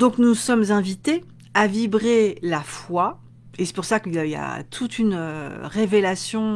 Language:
French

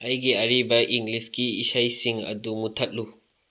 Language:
Manipuri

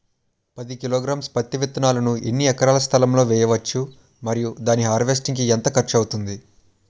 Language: Telugu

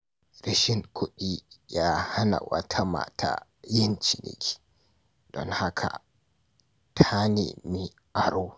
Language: Hausa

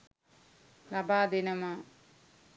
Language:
Sinhala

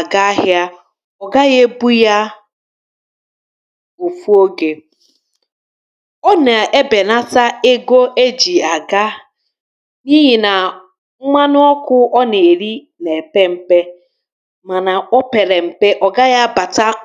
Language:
Igbo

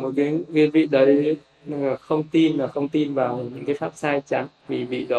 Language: Vietnamese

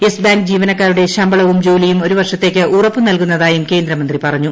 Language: Malayalam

